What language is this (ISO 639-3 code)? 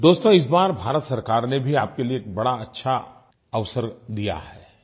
hin